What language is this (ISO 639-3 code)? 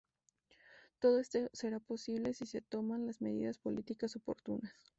spa